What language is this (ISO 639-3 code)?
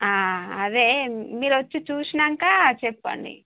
tel